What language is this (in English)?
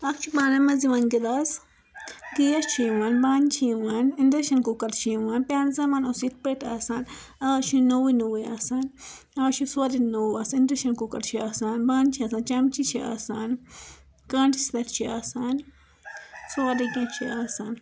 Kashmiri